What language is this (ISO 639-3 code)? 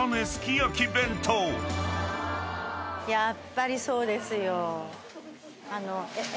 jpn